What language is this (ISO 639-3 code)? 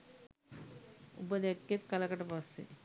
sin